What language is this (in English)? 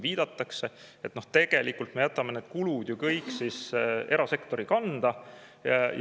Estonian